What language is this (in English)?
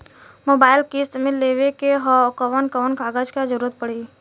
Bhojpuri